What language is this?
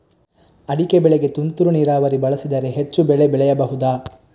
Kannada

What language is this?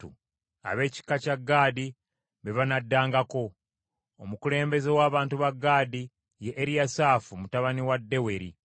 Ganda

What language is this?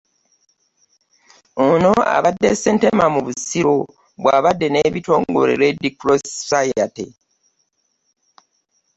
Ganda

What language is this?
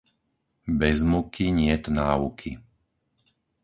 Slovak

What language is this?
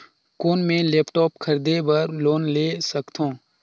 Chhattisgarhi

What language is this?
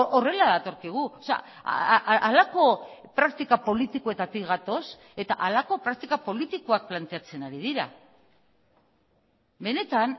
Basque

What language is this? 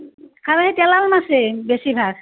Assamese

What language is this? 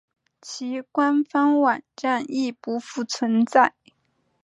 Chinese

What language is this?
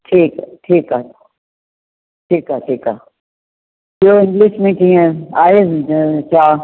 Sindhi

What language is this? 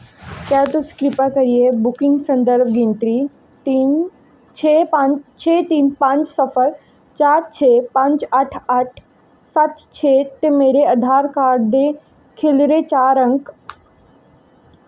Dogri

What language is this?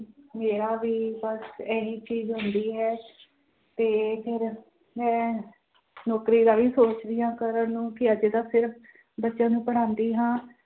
Punjabi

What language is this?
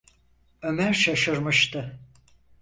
Turkish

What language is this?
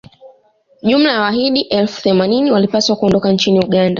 Swahili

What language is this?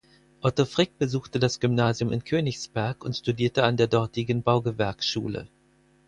German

